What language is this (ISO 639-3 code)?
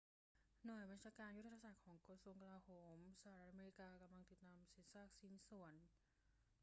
tha